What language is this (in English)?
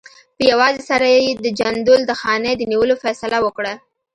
Pashto